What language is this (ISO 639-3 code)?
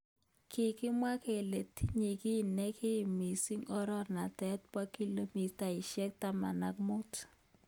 kln